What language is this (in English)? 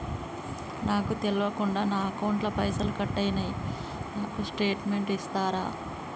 Telugu